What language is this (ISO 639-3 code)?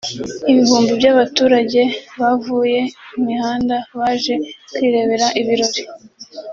kin